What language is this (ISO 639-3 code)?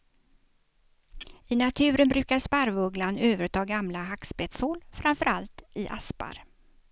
swe